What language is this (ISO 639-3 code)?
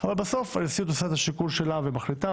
heb